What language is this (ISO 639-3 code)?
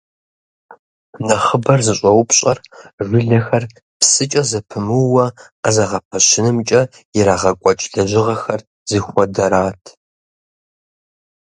kbd